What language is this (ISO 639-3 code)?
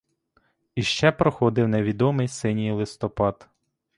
ukr